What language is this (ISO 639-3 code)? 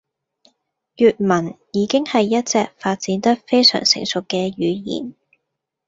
yue